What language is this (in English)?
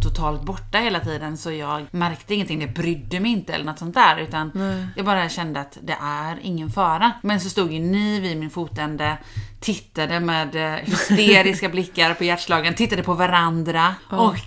Swedish